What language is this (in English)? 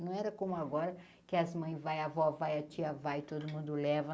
Portuguese